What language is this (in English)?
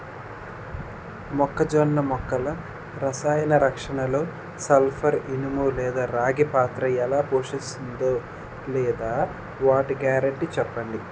Telugu